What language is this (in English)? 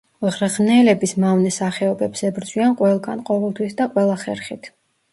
Georgian